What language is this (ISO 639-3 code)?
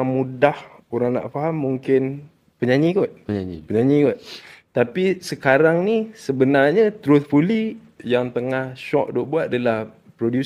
msa